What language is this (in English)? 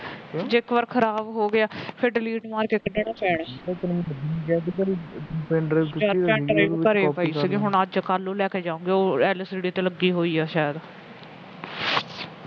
Punjabi